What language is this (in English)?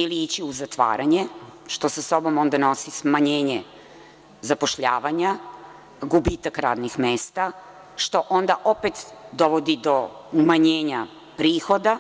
Serbian